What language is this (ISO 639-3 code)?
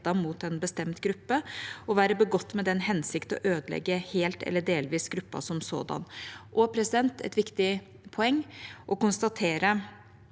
nor